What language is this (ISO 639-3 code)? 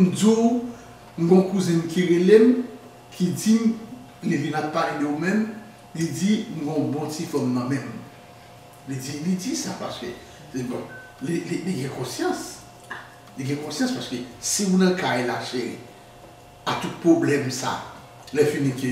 fra